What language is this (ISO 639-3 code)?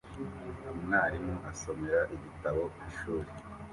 kin